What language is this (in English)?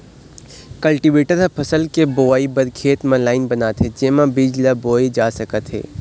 Chhattisgarhi